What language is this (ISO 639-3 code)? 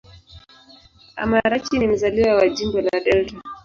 swa